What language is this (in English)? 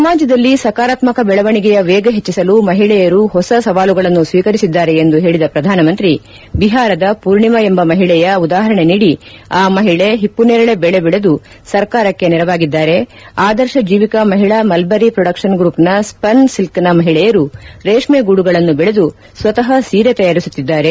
Kannada